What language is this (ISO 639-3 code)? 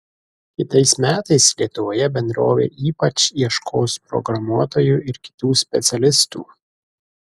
lit